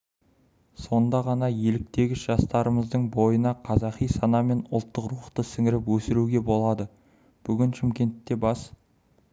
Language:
Kazakh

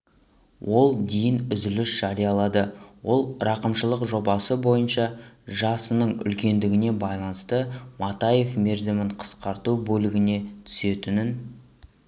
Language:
Kazakh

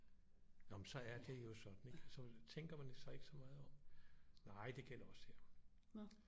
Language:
Danish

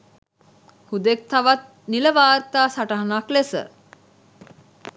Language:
Sinhala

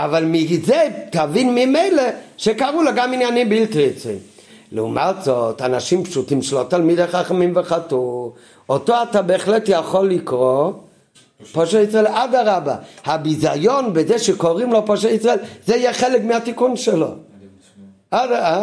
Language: Hebrew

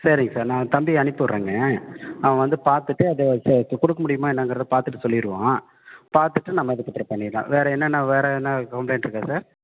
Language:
Tamil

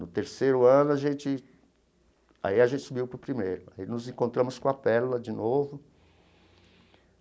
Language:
Portuguese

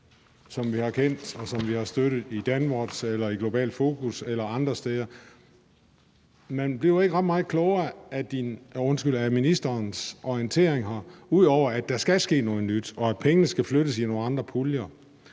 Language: Danish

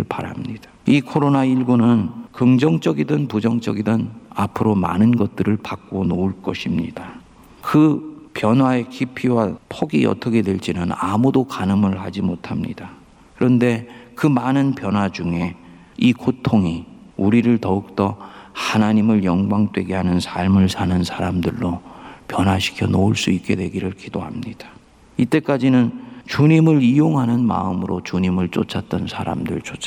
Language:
Korean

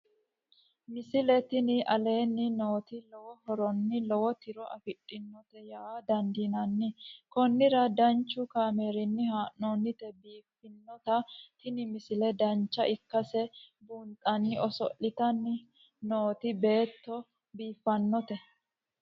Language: Sidamo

